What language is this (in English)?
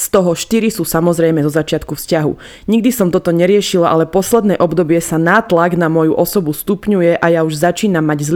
Slovak